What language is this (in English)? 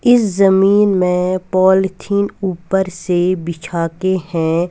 Hindi